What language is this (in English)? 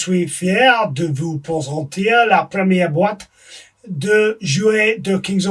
French